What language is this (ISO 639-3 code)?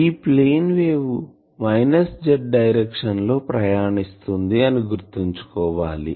tel